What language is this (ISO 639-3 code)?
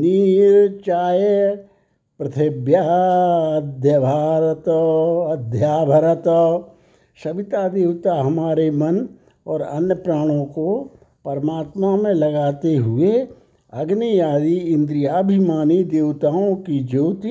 hin